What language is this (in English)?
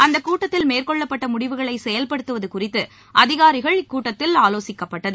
Tamil